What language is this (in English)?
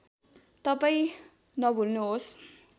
Nepali